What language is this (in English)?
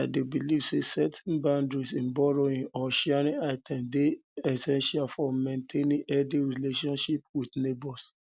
Nigerian Pidgin